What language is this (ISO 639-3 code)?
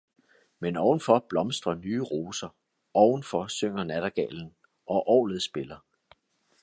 dan